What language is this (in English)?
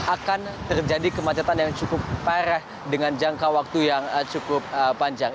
Indonesian